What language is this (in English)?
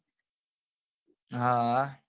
Gujarati